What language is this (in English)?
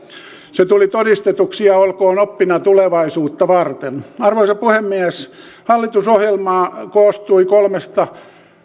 Finnish